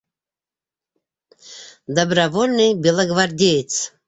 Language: Bashkir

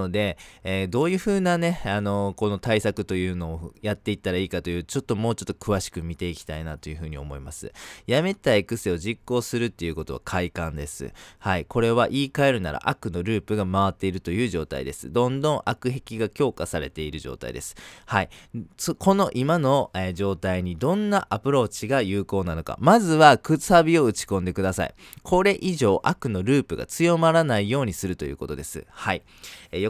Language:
Japanese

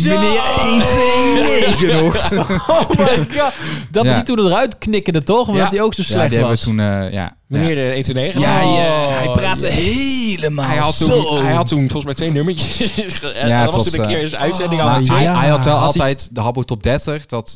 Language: Dutch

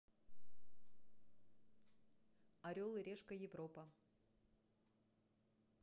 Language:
Russian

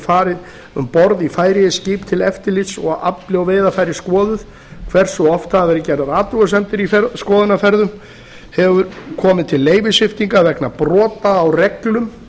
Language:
Icelandic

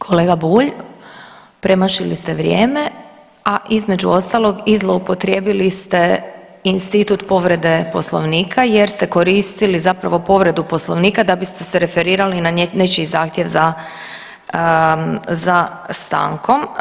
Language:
Croatian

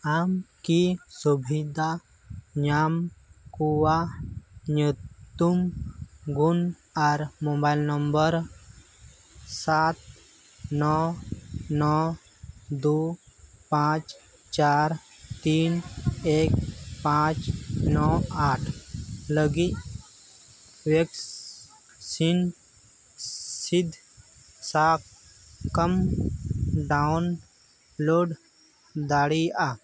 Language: Santali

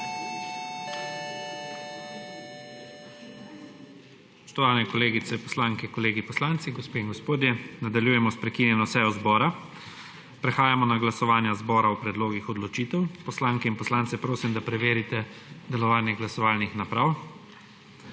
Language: Slovenian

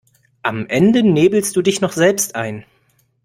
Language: German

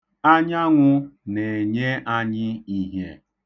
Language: Igbo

